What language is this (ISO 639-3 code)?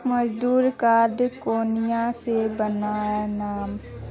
mag